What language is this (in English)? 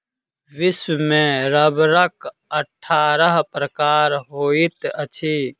Maithili